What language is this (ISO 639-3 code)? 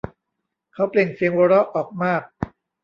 tha